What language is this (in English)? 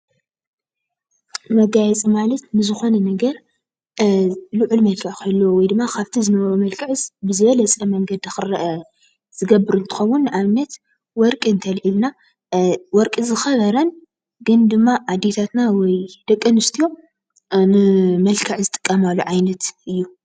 Tigrinya